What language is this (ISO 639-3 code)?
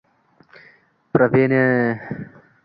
uzb